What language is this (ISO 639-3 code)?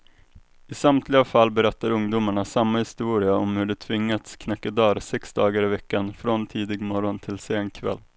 swe